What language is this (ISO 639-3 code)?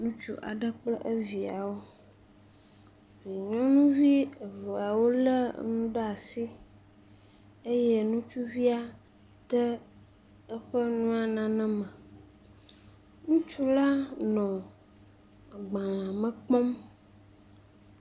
ewe